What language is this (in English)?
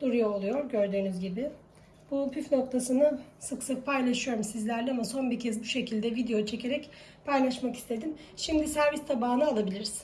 Turkish